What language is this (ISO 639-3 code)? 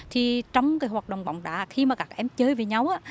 vie